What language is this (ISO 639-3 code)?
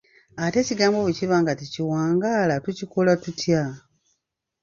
lug